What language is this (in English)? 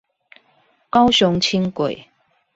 Chinese